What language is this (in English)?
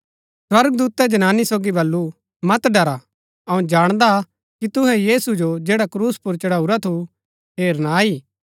Gaddi